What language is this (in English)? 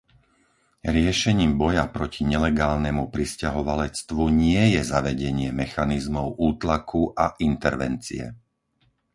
Slovak